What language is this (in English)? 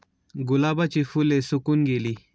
Marathi